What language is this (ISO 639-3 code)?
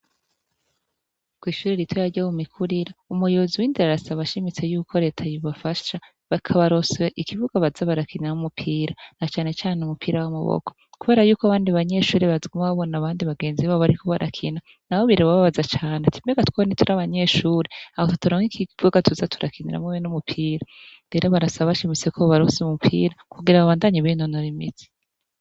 run